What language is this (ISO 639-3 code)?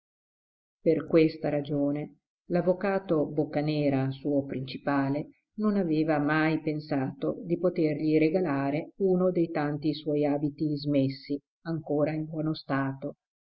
ita